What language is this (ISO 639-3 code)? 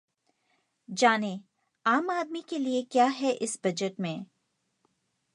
hin